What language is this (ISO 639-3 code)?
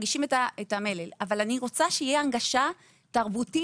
heb